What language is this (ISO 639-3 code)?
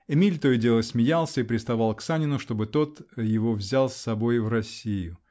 rus